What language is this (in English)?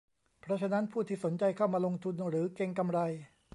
Thai